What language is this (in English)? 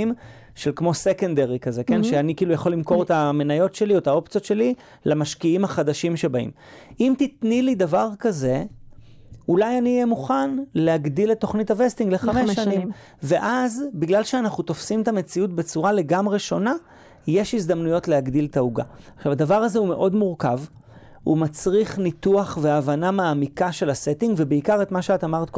Hebrew